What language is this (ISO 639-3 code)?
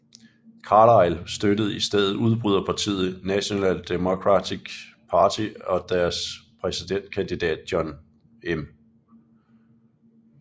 dan